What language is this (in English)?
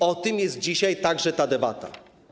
Polish